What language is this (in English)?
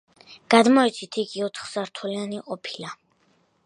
Georgian